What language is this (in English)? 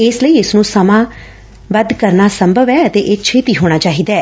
Punjabi